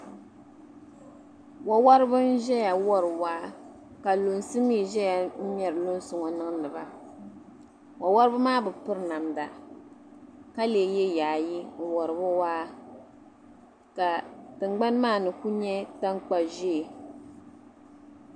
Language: Dagbani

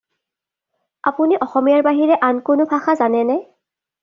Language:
Assamese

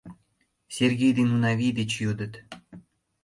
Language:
Mari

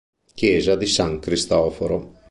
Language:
Italian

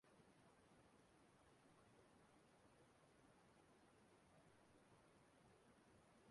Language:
Igbo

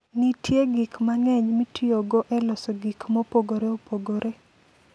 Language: Luo (Kenya and Tanzania)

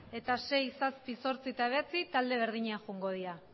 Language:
Basque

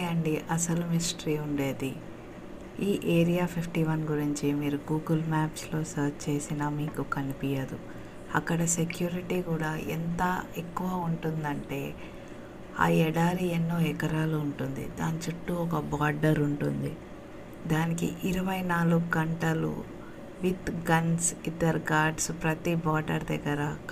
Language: Telugu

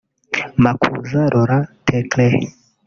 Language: Kinyarwanda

